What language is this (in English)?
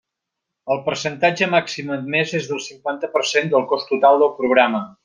Catalan